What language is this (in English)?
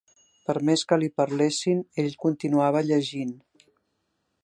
Catalan